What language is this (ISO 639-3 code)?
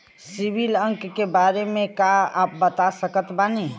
bho